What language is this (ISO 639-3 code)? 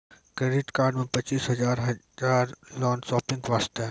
mai